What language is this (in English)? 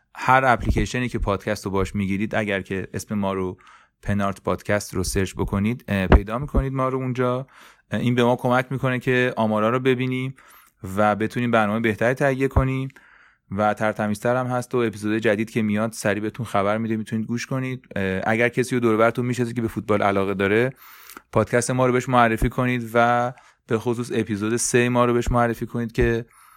Persian